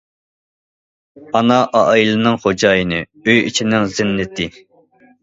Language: Uyghur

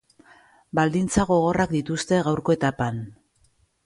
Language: Basque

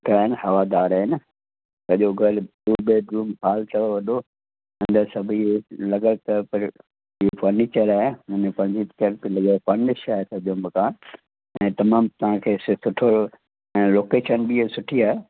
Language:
Sindhi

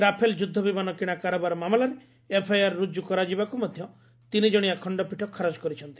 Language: Odia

